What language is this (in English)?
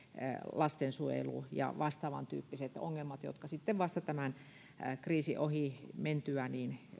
Finnish